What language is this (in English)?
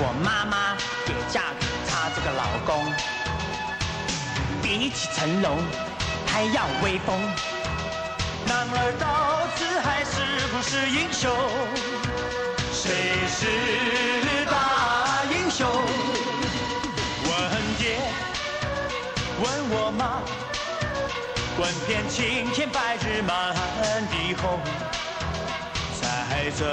Chinese